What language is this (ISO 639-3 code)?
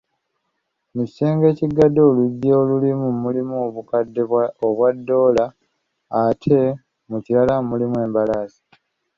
lug